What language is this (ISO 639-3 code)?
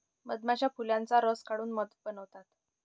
mar